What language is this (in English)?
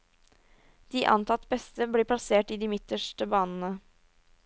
Norwegian